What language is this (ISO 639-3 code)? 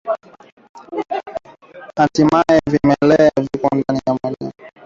swa